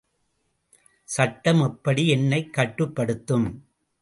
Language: Tamil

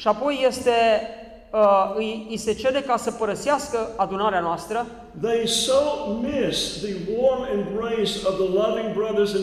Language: Romanian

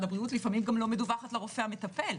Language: Hebrew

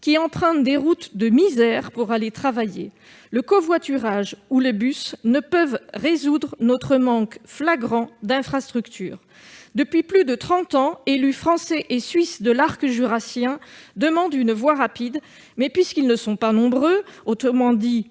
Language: French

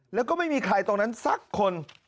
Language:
Thai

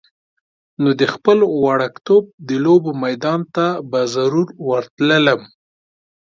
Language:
Pashto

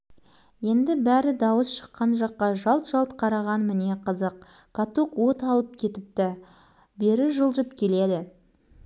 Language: Kazakh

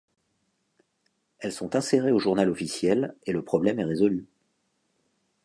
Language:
French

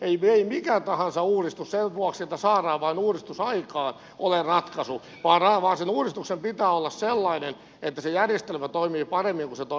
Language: Finnish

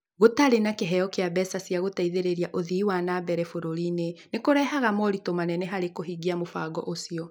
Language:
Kikuyu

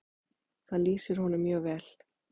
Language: Icelandic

